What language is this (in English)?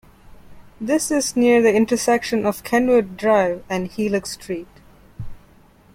English